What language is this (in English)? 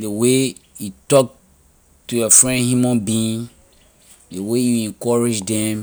Liberian English